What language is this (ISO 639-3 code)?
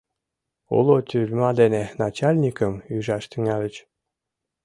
chm